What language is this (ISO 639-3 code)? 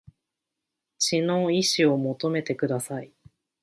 jpn